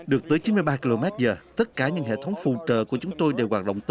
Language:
Vietnamese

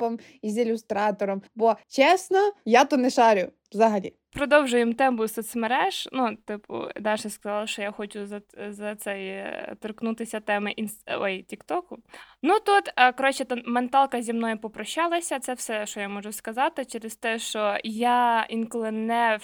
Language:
Ukrainian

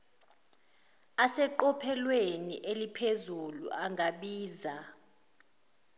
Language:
Zulu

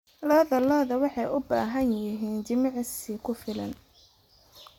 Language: Somali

